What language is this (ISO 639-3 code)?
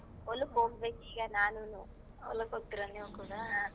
kan